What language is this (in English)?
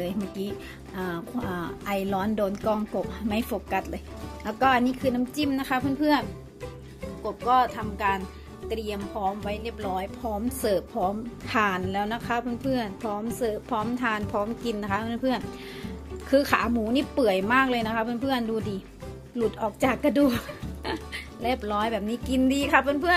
Thai